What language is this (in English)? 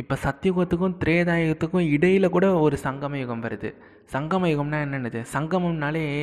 Tamil